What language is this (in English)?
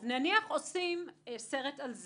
Hebrew